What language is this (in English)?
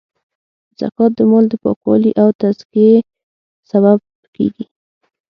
Pashto